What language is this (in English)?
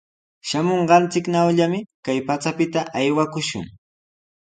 Sihuas Ancash Quechua